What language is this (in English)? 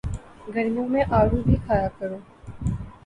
Urdu